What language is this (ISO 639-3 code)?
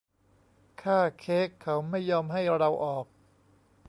tha